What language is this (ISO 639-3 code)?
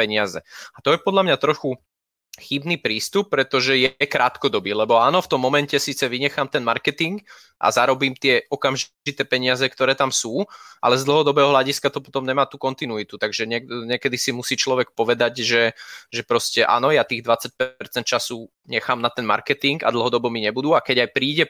slk